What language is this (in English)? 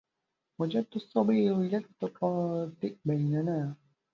Arabic